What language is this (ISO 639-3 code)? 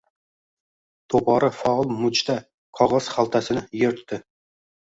uzb